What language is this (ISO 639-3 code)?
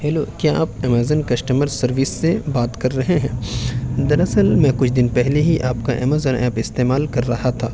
urd